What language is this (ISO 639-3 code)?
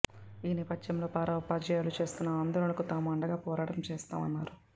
tel